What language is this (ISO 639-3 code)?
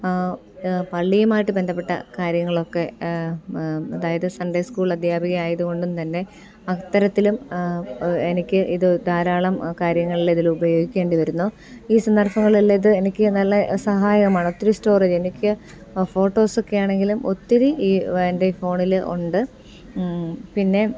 mal